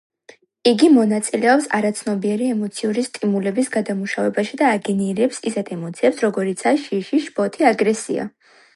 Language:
Georgian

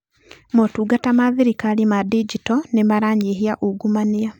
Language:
Kikuyu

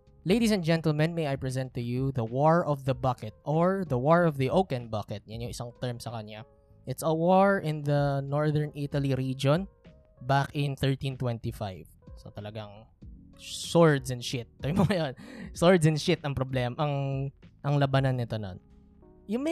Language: Filipino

